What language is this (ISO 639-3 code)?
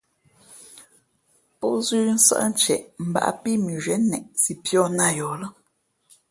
fmp